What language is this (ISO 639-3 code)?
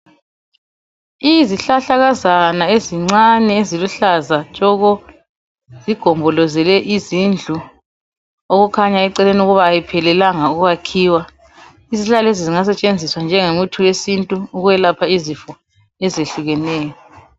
nde